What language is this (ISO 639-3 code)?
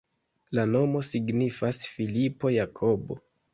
epo